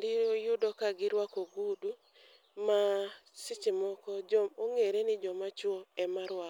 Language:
Luo (Kenya and Tanzania)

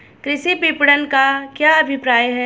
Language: Hindi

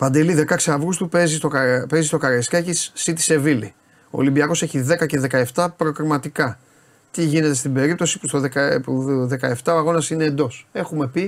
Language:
Greek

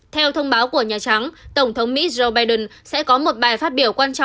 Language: Vietnamese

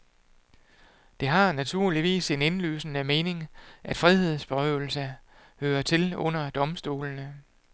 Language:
Danish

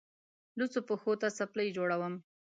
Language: Pashto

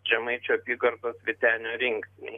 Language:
Lithuanian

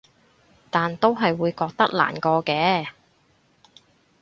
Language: Cantonese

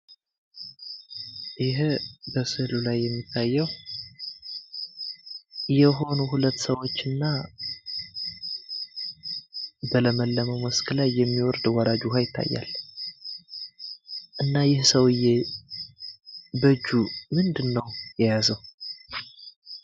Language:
Amharic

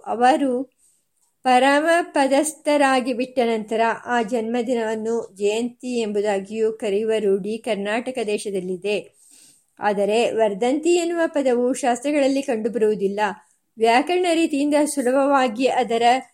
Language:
Kannada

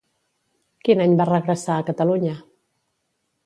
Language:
Catalan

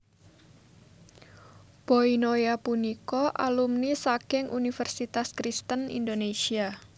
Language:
Javanese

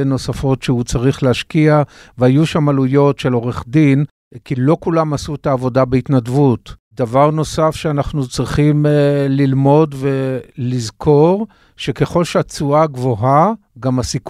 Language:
Hebrew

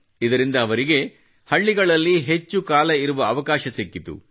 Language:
Kannada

